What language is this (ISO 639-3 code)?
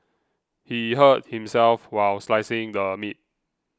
eng